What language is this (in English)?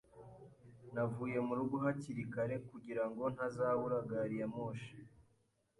Kinyarwanda